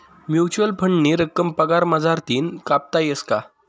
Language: Marathi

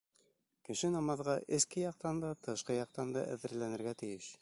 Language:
Bashkir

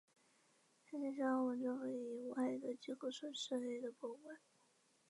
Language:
Chinese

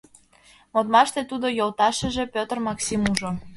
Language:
Mari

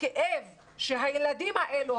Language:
Hebrew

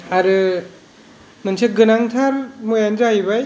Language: Bodo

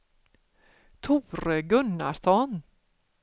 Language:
Swedish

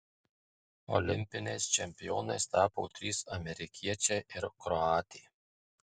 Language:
Lithuanian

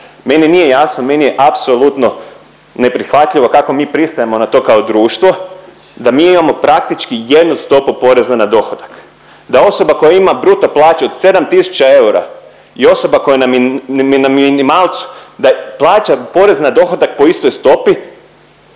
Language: Croatian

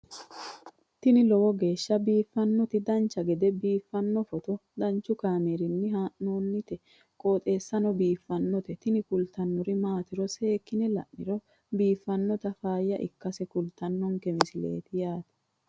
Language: Sidamo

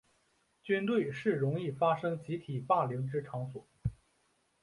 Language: Chinese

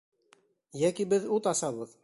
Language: Bashkir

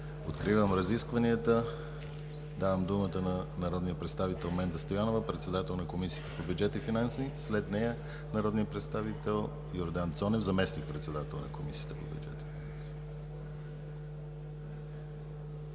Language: Bulgarian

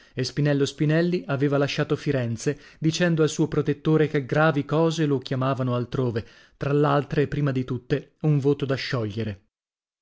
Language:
Italian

